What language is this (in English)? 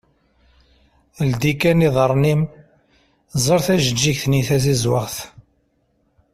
Kabyle